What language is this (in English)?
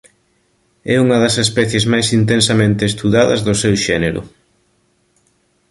Galician